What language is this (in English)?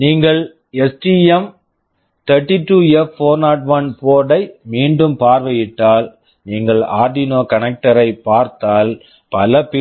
Tamil